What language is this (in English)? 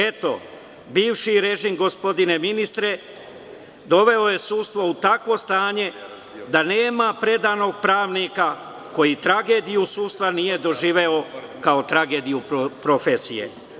Serbian